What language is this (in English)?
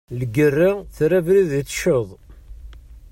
Kabyle